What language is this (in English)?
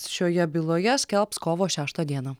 Lithuanian